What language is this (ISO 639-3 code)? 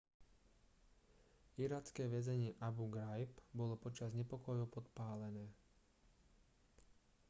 slk